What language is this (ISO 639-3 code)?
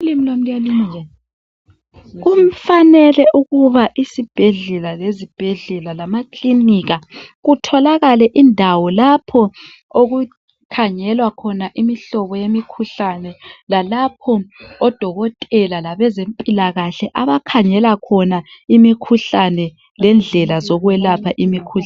nde